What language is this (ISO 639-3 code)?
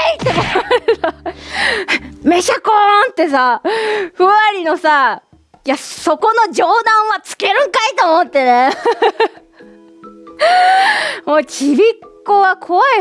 jpn